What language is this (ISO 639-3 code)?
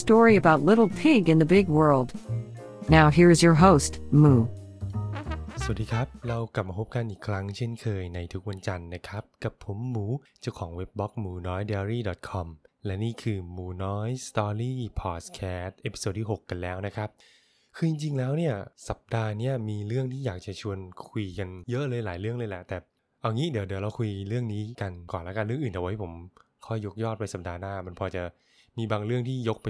tha